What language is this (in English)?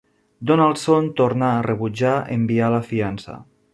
Catalan